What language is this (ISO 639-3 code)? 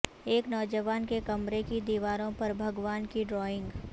urd